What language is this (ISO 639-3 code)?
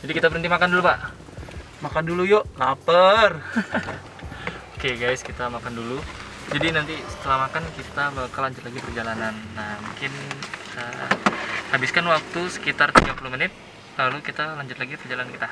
ind